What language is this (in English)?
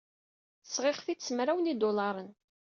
Kabyle